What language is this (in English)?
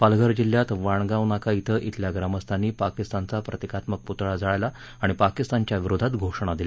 Marathi